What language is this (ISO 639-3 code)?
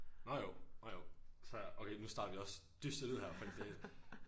dan